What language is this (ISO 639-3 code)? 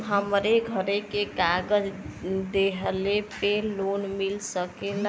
bho